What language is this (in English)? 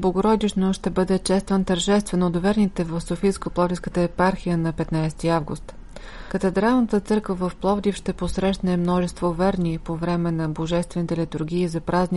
Bulgarian